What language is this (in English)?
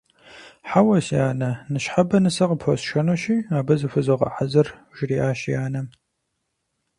Kabardian